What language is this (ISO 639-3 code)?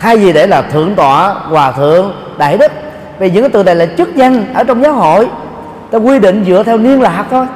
vie